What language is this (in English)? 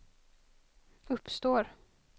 Swedish